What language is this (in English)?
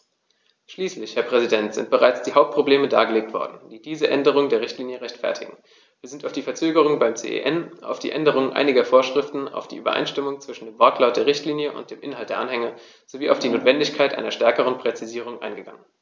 German